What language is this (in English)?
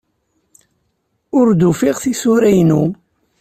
Kabyle